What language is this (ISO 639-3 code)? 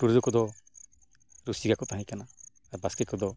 sat